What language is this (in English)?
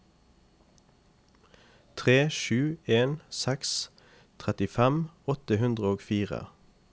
Norwegian